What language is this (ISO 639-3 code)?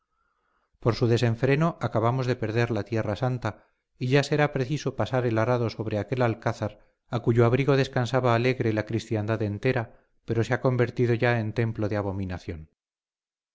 spa